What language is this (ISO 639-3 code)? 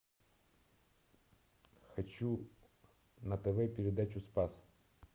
rus